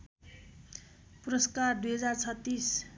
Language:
Nepali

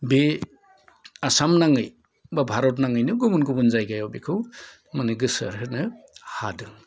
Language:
Bodo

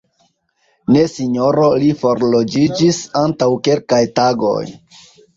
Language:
Esperanto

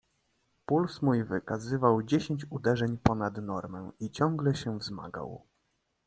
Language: Polish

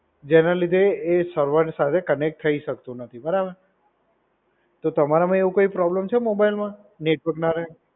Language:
Gujarati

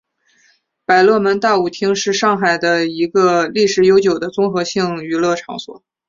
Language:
Chinese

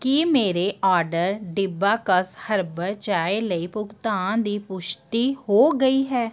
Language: Punjabi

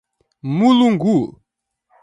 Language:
Portuguese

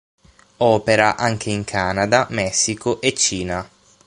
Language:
Italian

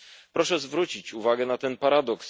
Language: Polish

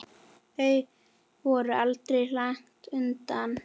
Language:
Icelandic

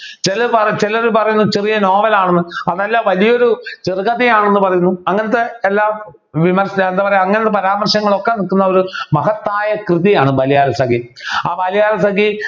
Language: Malayalam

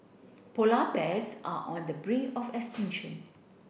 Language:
English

